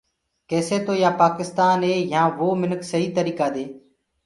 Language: Gurgula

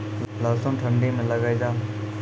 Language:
Maithili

